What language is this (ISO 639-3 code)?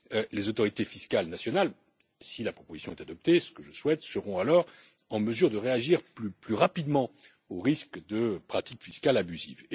fra